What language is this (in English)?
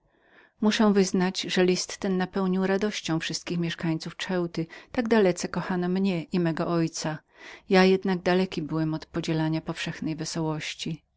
Polish